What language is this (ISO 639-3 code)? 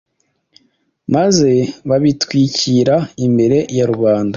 kin